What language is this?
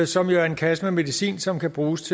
Danish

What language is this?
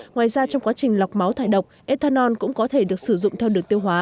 Vietnamese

